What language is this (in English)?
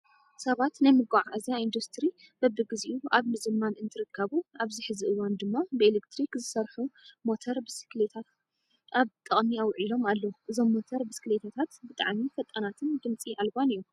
Tigrinya